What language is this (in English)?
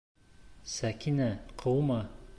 Bashkir